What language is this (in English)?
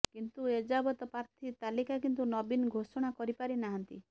Odia